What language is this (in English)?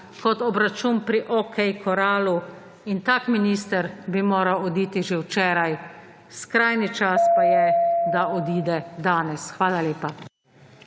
Slovenian